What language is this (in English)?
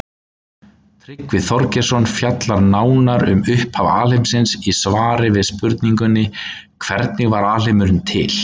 Icelandic